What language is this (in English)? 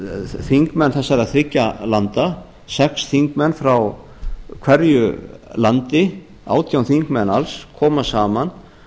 Icelandic